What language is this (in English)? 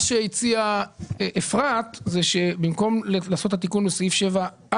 Hebrew